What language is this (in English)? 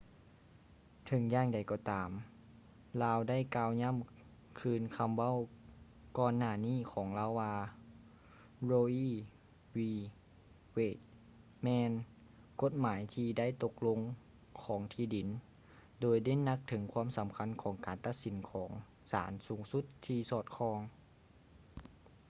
Lao